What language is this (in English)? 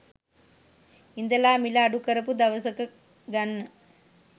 Sinhala